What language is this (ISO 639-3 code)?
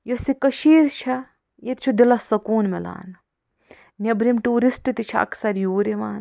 kas